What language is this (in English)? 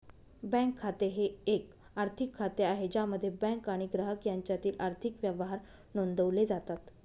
Marathi